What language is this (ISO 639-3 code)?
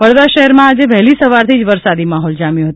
guj